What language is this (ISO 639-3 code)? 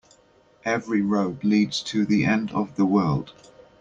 eng